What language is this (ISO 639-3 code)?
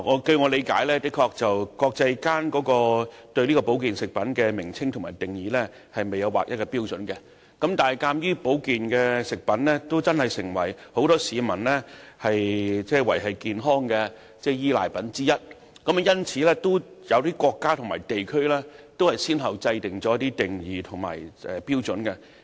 yue